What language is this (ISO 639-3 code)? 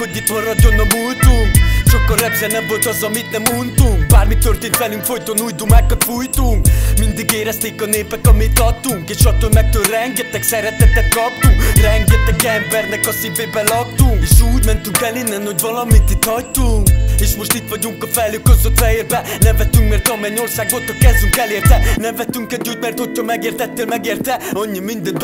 hun